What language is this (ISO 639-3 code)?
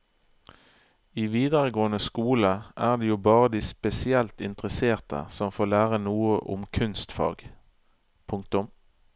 nor